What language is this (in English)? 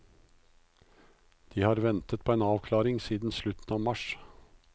Norwegian